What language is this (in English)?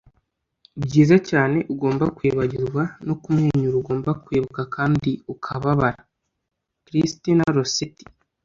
Kinyarwanda